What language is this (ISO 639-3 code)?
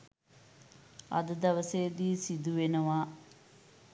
sin